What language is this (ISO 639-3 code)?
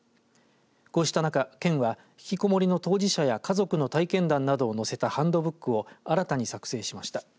jpn